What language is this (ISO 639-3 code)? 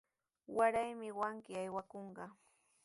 qws